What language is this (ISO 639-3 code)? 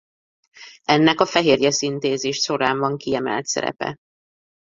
hun